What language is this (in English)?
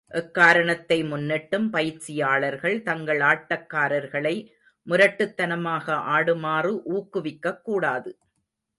Tamil